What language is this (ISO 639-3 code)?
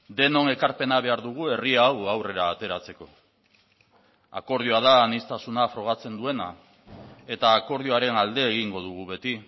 eus